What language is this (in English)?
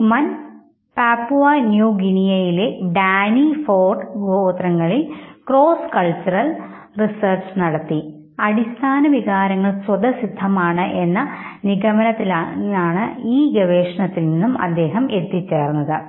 Malayalam